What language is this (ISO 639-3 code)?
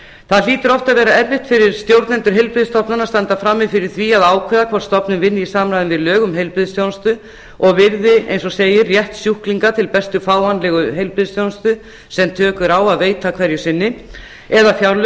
isl